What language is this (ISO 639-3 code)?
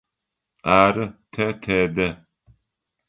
ady